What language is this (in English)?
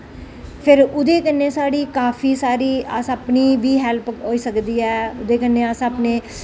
Dogri